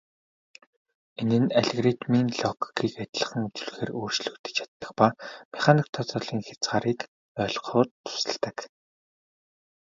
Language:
Mongolian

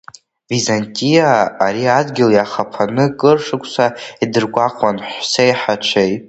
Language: Abkhazian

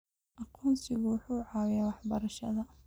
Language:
Somali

